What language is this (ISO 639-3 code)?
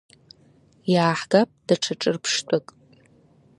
abk